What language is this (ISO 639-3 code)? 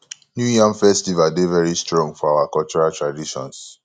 pcm